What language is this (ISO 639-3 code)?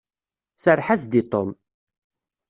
kab